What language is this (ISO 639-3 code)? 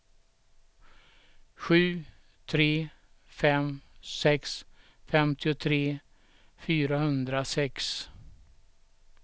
swe